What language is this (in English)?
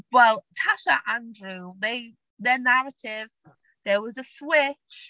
Welsh